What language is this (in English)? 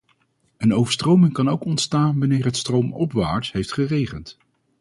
Dutch